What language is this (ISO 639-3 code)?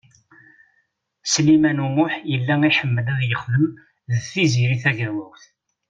kab